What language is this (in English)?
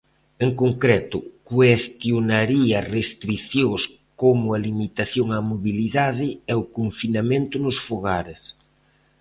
Galician